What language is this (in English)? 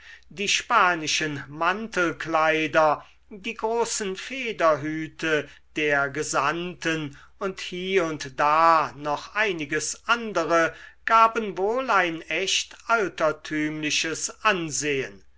German